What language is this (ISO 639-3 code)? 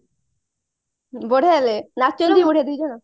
ori